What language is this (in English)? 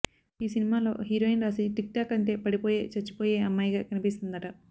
Telugu